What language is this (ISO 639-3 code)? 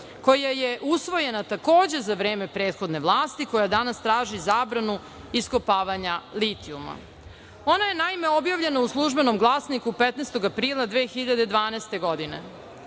srp